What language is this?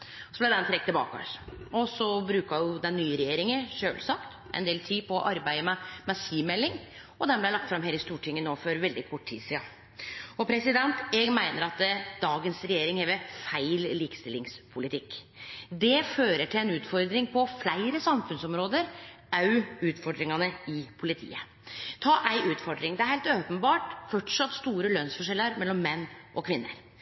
Norwegian Nynorsk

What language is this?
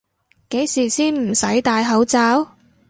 Cantonese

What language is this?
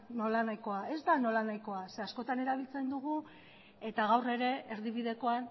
Basque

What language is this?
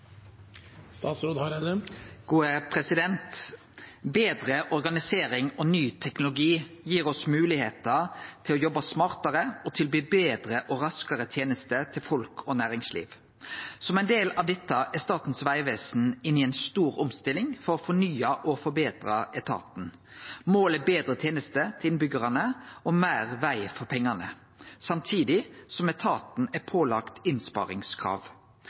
Norwegian Nynorsk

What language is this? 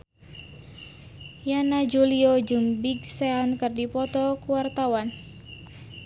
Sundanese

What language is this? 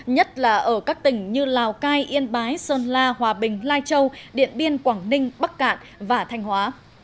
Vietnamese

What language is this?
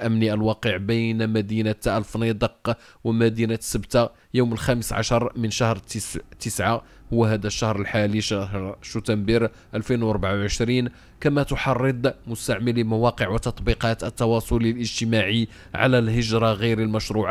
Arabic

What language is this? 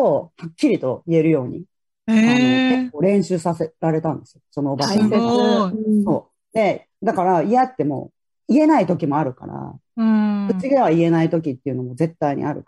Japanese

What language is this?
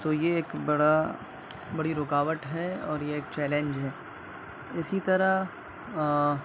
Urdu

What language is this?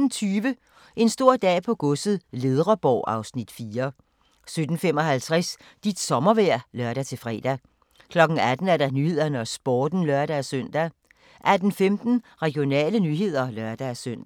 Danish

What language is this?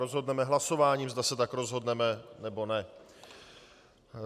Czech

